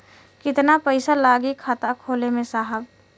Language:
Bhojpuri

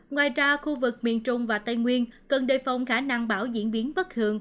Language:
Vietnamese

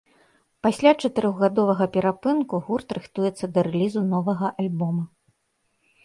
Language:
Belarusian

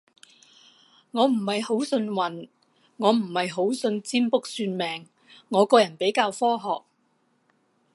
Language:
Cantonese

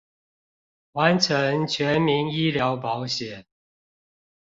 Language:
Chinese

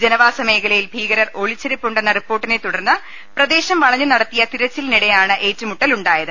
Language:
Malayalam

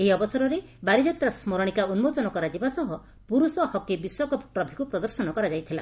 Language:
Odia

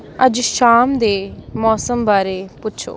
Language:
Punjabi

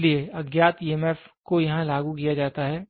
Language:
Hindi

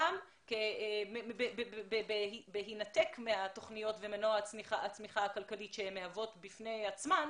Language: Hebrew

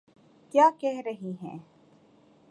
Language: Urdu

